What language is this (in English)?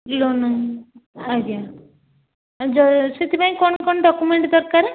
Odia